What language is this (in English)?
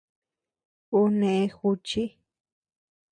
Tepeuxila Cuicatec